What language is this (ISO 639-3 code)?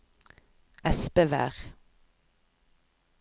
nor